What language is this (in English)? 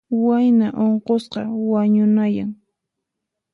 Puno Quechua